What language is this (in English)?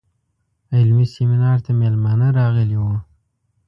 Pashto